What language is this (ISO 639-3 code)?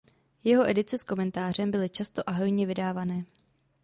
ces